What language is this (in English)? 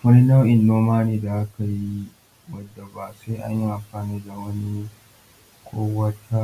Hausa